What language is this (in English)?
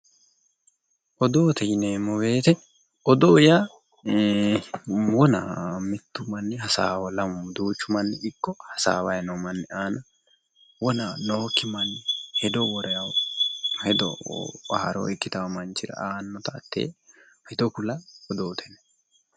Sidamo